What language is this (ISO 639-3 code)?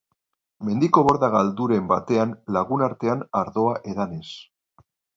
eus